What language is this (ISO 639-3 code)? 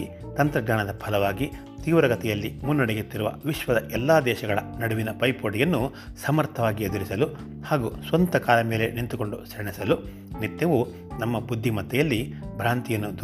kan